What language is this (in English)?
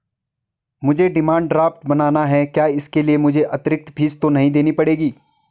Hindi